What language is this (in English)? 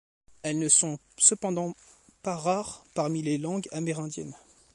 French